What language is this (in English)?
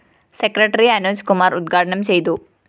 Malayalam